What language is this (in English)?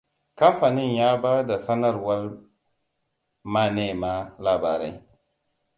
Hausa